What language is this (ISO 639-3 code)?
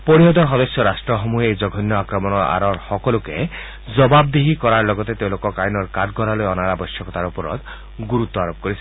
asm